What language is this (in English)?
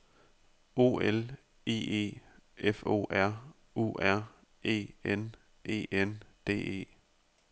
Danish